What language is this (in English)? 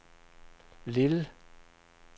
Danish